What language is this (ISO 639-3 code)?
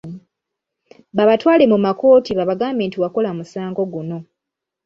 lug